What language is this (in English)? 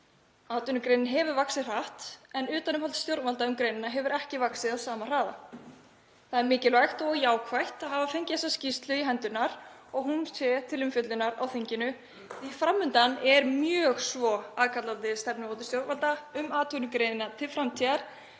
Icelandic